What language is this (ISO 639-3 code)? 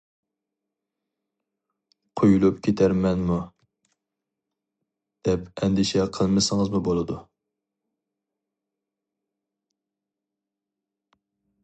uig